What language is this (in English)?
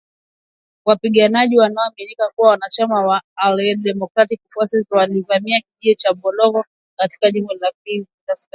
Swahili